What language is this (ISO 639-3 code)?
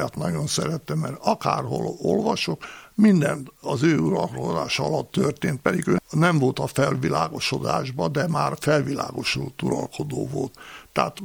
hun